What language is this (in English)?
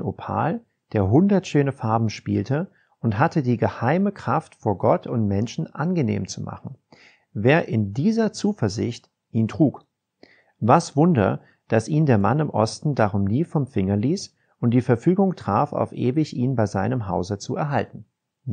German